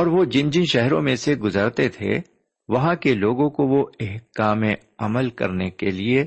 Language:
Urdu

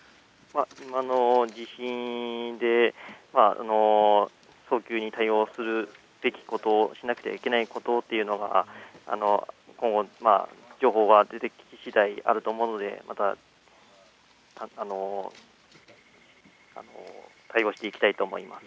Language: Japanese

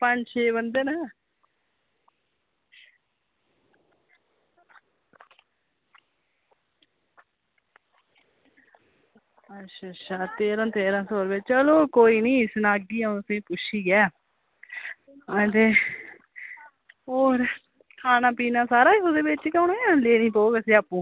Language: Dogri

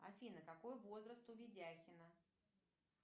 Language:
Russian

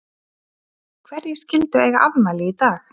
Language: Icelandic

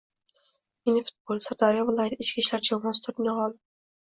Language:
Uzbek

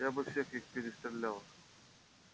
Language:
Russian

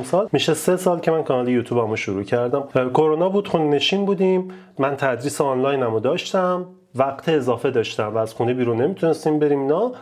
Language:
Persian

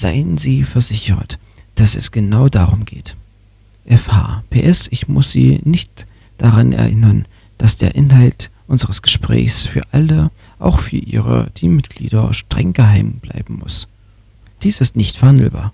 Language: German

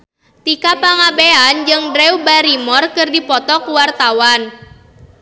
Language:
Sundanese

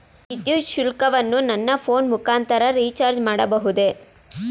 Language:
Kannada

